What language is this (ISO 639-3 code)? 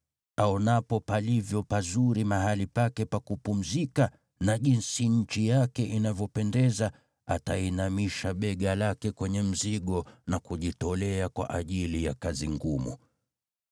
swa